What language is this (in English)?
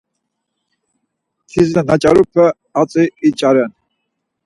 Laz